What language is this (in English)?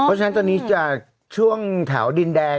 Thai